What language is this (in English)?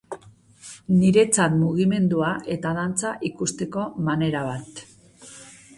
Basque